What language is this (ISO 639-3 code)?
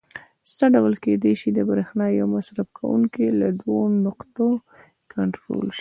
pus